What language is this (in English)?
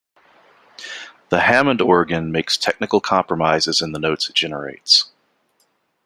English